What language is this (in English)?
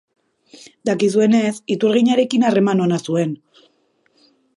Basque